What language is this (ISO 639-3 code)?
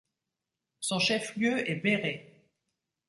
fra